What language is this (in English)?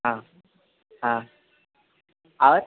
Maithili